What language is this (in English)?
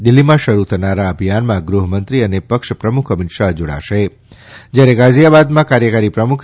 Gujarati